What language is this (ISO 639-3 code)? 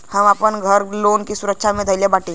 bho